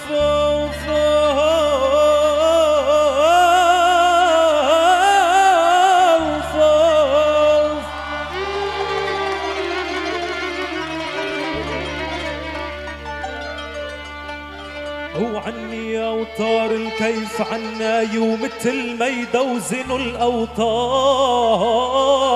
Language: Arabic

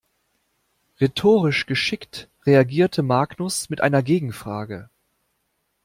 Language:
German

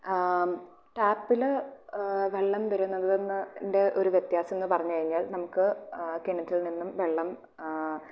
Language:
Malayalam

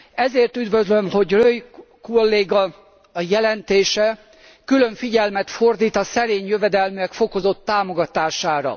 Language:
Hungarian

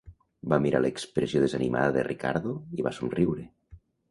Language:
Catalan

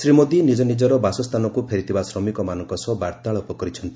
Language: Odia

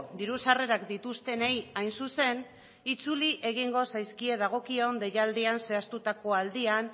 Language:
Basque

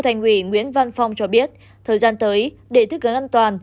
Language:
Vietnamese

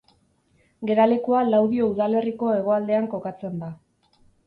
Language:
Basque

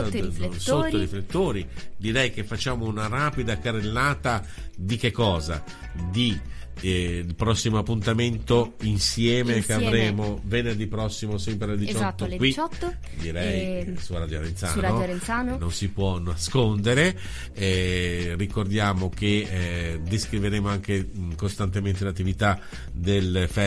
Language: Italian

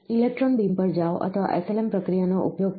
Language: Gujarati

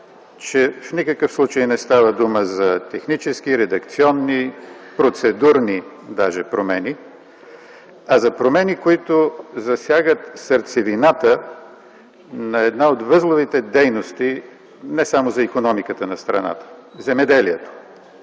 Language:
Bulgarian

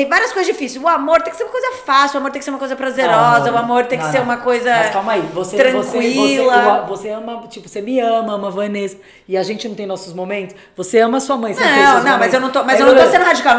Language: Portuguese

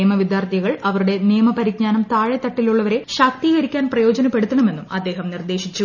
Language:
Malayalam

